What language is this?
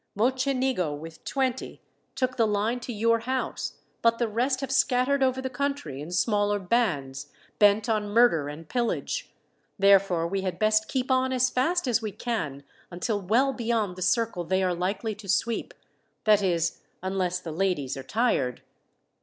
English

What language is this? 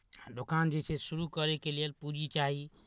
Maithili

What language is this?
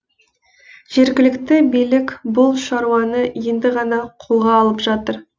Kazakh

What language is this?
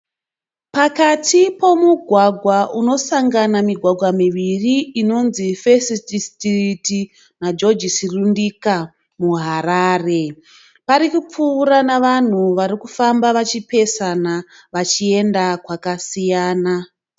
Shona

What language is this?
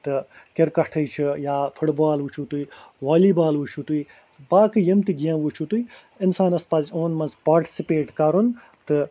Kashmiri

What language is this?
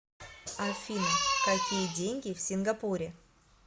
Russian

